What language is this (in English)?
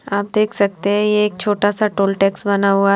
Hindi